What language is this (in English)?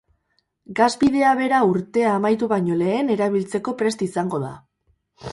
Basque